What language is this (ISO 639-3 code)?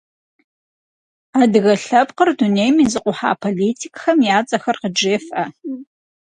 kbd